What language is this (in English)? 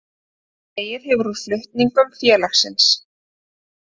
Icelandic